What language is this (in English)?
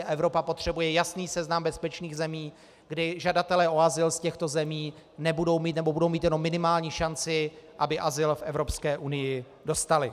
Czech